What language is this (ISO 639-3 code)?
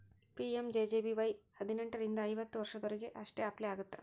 kan